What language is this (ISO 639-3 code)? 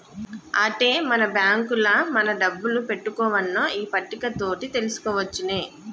tel